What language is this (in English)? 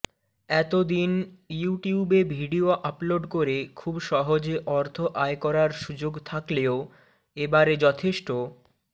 Bangla